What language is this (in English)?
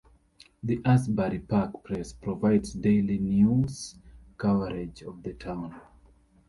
English